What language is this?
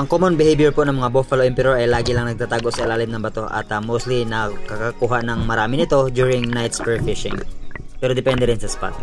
Filipino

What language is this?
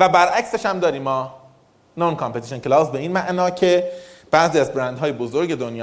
Persian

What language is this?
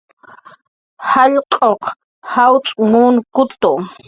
Jaqaru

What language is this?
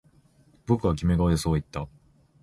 Japanese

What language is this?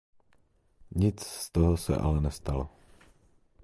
Czech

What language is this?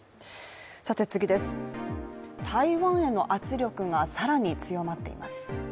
Japanese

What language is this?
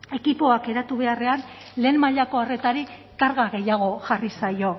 Basque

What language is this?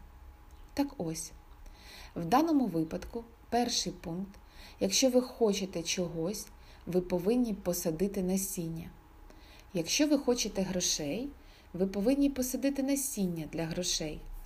Ukrainian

